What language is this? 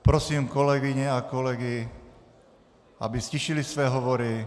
Czech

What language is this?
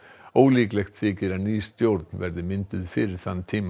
Icelandic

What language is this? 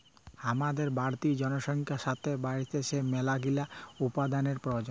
Bangla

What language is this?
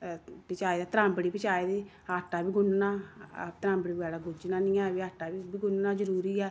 Dogri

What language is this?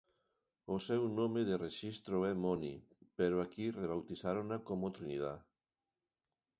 Galician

